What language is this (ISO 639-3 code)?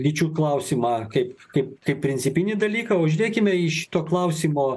lit